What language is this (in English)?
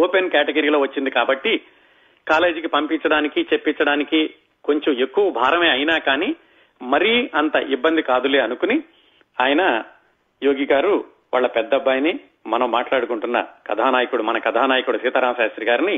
Telugu